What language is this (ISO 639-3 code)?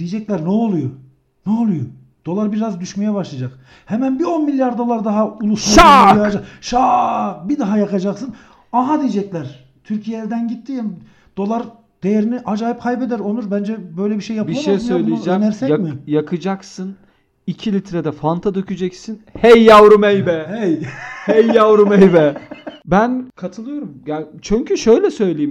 tur